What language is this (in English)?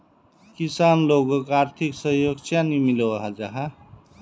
Magahi